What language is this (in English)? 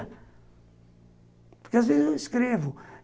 Portuguese